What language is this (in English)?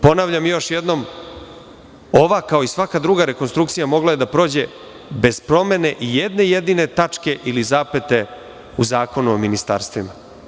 Serbian